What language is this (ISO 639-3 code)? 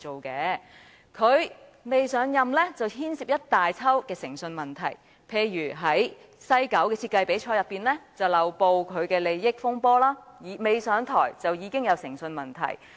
yue